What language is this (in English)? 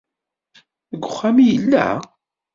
Kabyle